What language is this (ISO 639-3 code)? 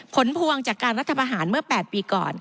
tha